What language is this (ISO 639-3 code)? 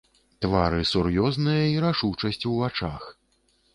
bel